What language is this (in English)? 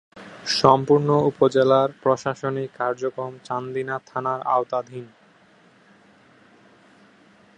Bangla